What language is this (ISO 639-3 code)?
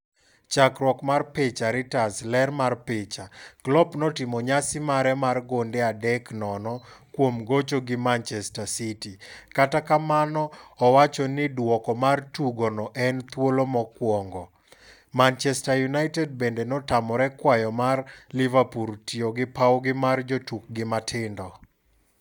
luo